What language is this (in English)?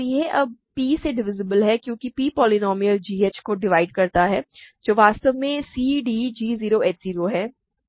Hindi